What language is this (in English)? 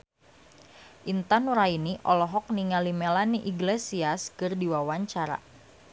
Sundanese